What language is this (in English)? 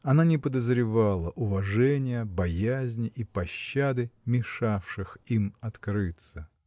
Russian